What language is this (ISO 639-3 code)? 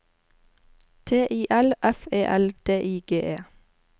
nor